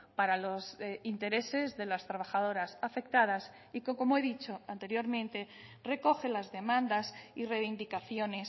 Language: Spanish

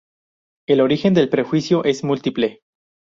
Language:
Spanish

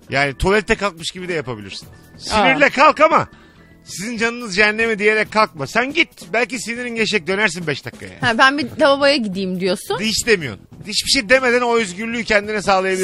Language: Turkish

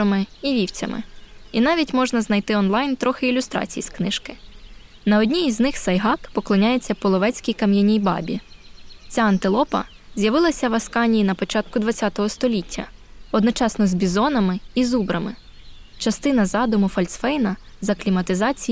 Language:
Ukrainian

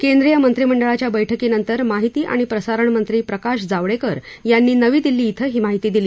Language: Marathi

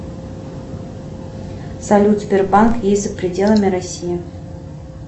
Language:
Russian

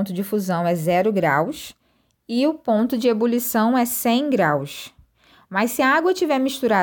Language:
Portuguese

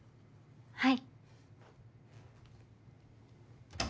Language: Japanese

